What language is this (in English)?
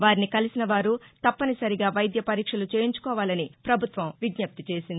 Telugu